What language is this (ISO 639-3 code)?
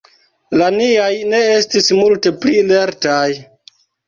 epo